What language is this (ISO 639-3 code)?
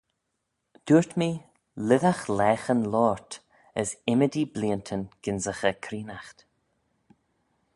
glv